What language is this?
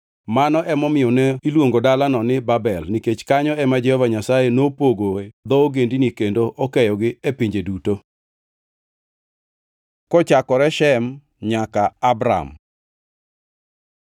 Luo (Kenya and Tanzania)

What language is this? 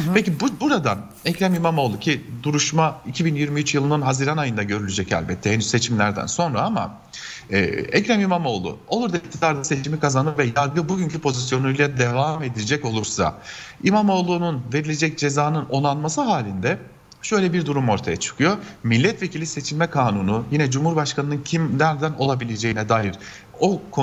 Turkish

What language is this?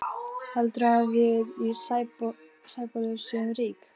Icelandic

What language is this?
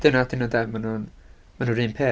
Welsh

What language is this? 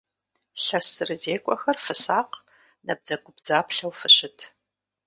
Kabardian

